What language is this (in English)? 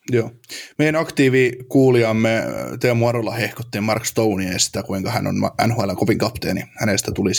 Finnish